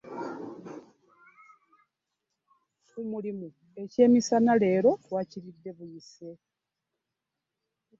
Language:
Ganda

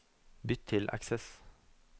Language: Norwegian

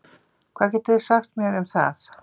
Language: Icelandic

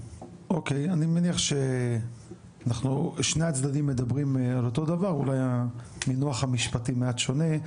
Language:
Hebrew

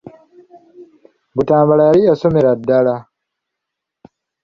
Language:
Ganda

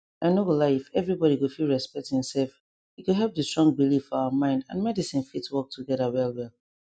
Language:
Nigerian Pidgin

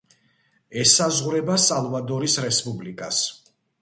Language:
Georgian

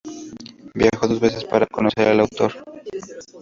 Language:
Spanish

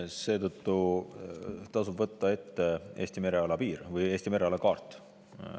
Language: Estonian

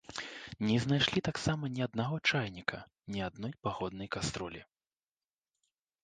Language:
Belarusian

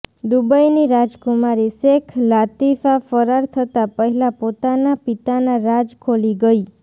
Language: Gujarati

